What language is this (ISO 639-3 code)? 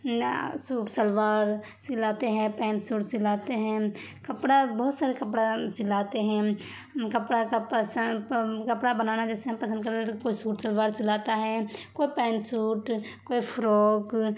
urd